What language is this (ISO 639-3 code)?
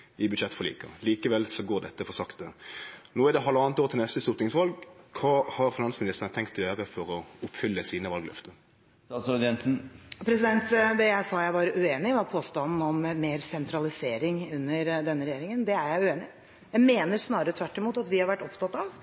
nor